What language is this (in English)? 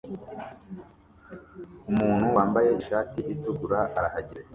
Kinyarwanda